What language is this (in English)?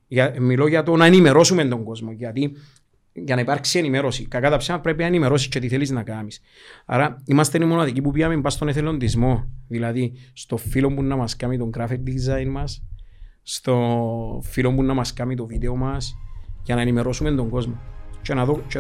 Greek